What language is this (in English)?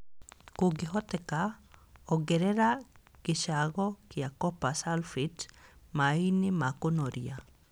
Kikuyu